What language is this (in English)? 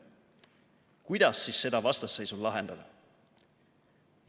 Estonian